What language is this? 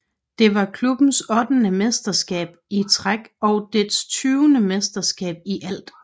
Danish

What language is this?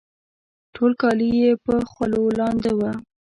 Pashto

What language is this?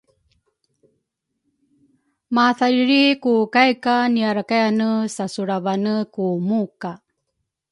Rukai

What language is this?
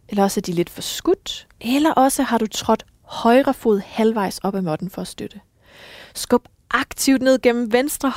Danish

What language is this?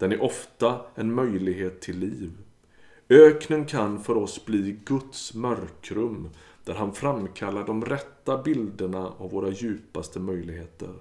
Swedish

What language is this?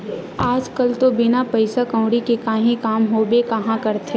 Chhattisgarhi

